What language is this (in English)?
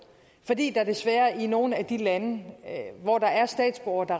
Danish